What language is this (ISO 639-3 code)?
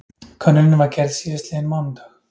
isl